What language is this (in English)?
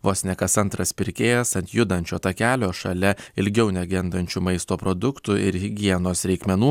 Lithuanian